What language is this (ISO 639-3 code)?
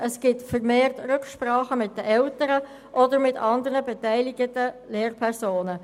gsw